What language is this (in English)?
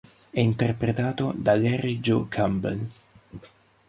Italian